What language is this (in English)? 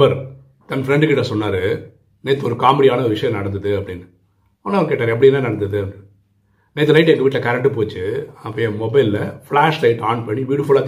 Tamil